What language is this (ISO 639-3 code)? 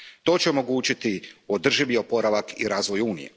hrv